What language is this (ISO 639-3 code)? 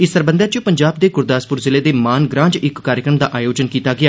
doi